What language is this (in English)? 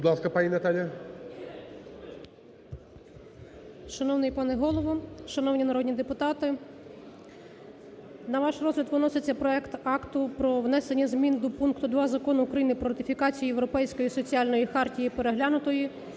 Ukrainian